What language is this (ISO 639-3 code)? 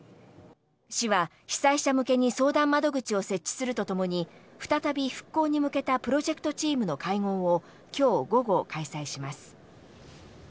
jpn